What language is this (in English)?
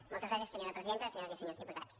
Catalan